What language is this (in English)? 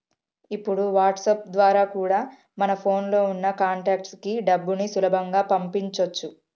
Telugu